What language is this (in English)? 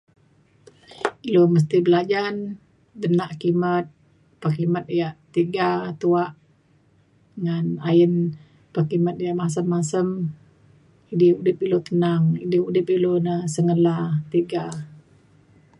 Mainstream Kenyah